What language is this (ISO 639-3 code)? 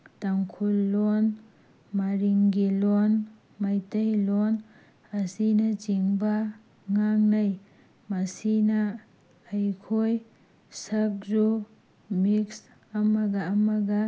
mni